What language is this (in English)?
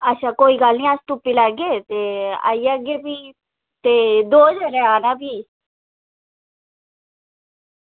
Dogri